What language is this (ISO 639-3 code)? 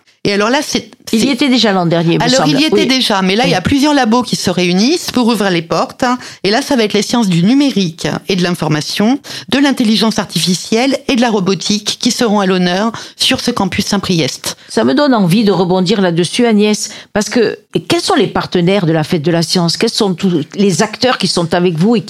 fra